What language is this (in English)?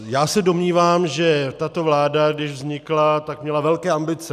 Czech